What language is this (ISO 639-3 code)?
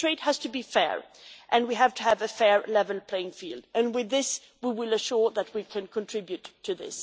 eng